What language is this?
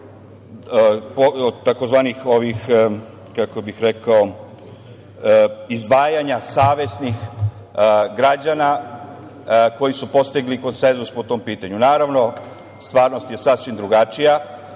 Serbian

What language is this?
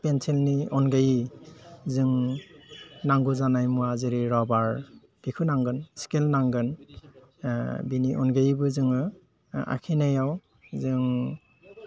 Bodo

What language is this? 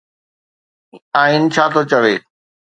Sindhi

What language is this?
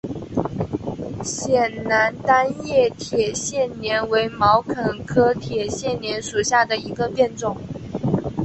Chinese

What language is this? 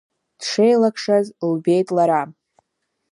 Abkhazian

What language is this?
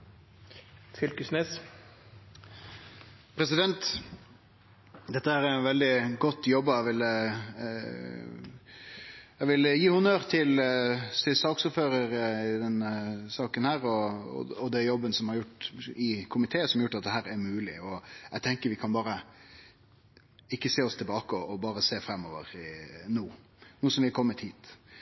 Norwegian Nynorsk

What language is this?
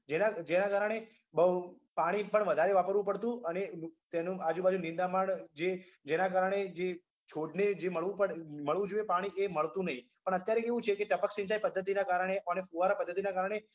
Gujarati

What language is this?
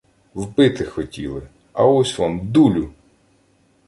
Ukrainian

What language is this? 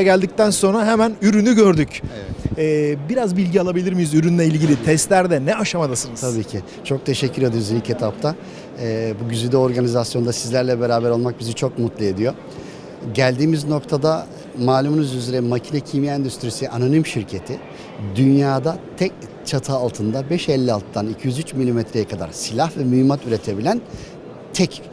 Turkish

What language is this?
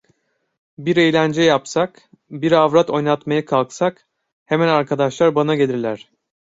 Turkish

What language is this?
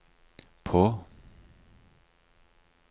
Norwegian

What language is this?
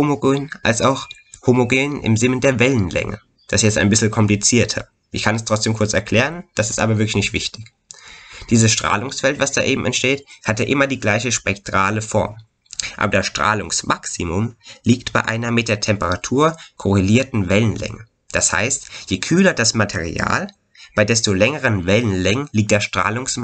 German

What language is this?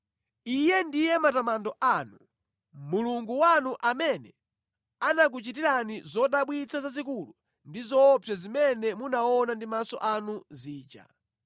Nyanja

